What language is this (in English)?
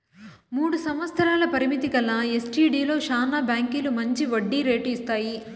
Telugu